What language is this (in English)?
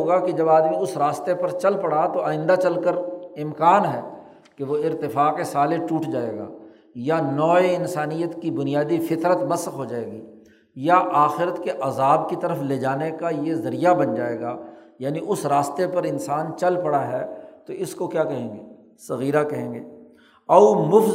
Urdu